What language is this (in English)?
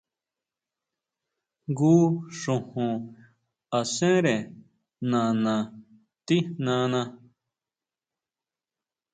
Huautla Mazatec